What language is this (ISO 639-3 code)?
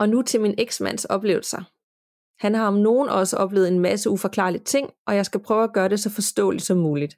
dan